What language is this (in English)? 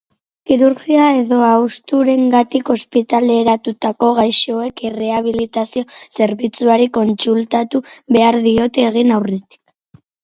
Basque